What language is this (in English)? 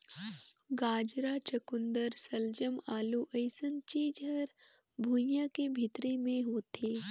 Chhattisgarhi